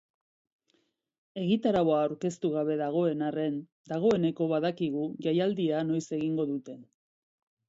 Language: Basque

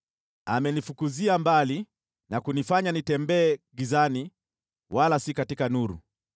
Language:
Swahili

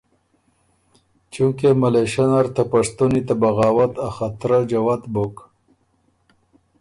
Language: Ormuri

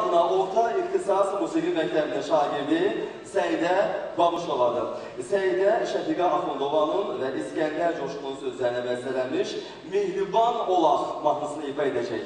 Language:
Dutch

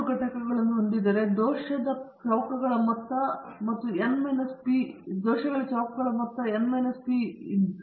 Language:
Kannada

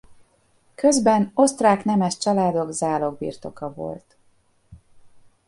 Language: Hungarian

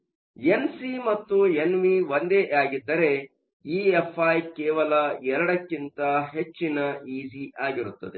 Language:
Kannada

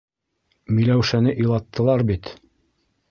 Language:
Bashkir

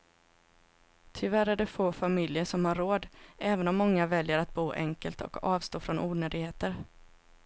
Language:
Swedish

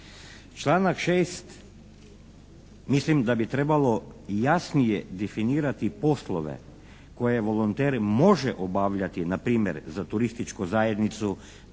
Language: Croatian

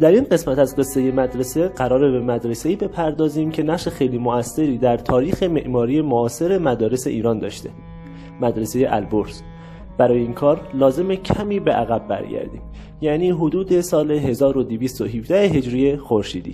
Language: Persian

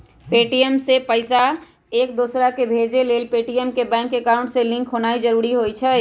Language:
Magahi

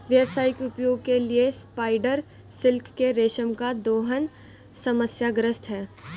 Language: Hindi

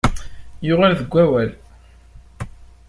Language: Kabyle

